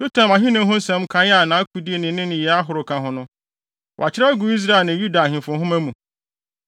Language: Akan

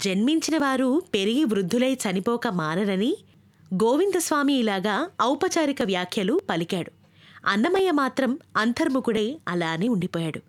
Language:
Telugu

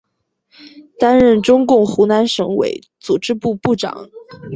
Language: Chinese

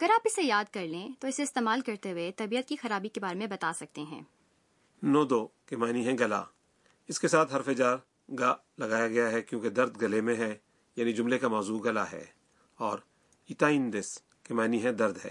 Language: Urdu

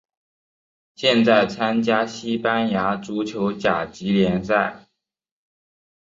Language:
Chinese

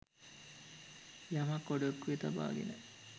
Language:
Sinhala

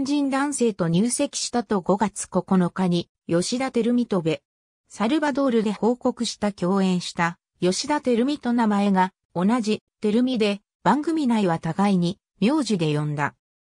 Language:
Japanese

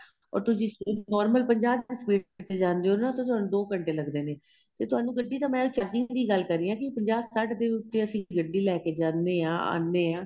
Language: Punjabi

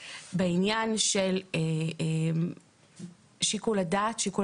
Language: Hebrew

